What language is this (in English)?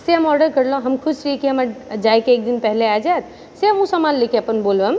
Maithili